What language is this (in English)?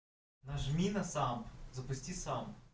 Russian